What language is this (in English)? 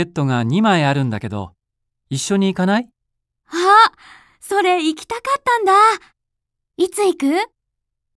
Japanese